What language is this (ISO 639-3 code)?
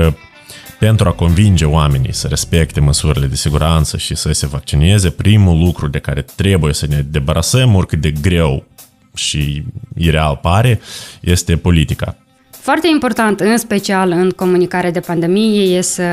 ron